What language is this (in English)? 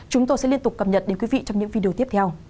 Vietnamese